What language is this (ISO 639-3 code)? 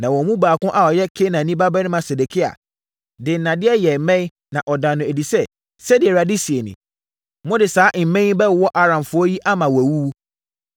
aka